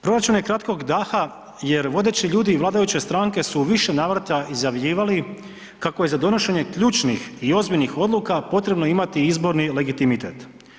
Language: Croatian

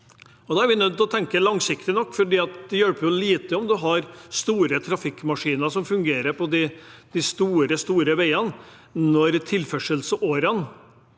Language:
Norwegian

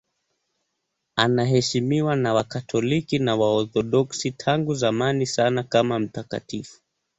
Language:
Swahili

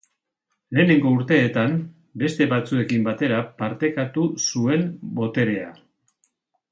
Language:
Basque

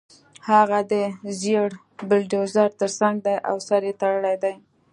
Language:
Pashto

